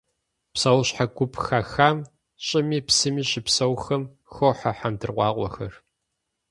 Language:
Kabardian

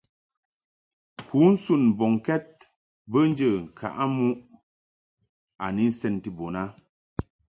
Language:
Mungaka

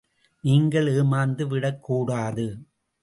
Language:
Tamil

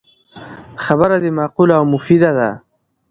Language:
Pashto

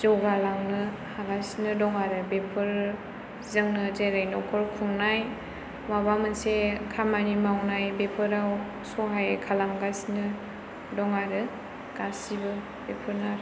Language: Bodo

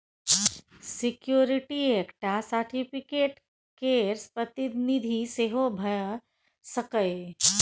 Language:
Maithili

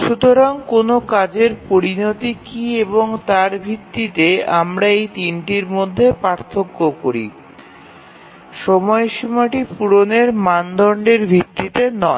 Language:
Bangla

